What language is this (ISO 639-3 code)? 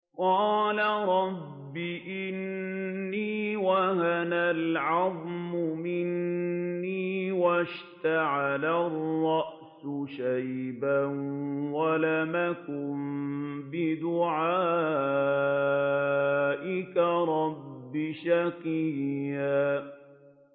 ara